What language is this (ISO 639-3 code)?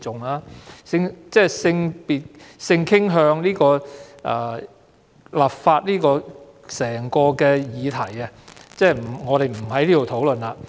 yue